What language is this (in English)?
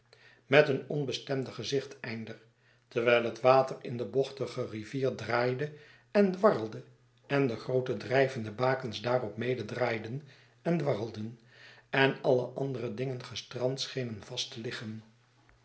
Dutch